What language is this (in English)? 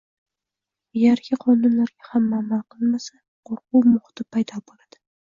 Uzbek